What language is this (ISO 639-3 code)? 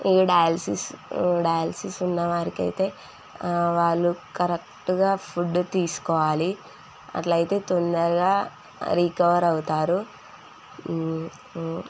tel